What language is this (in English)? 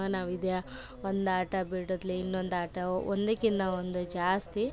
Kannada